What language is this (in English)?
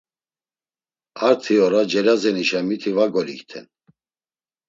Laz